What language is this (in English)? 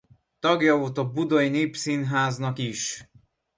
Hungarian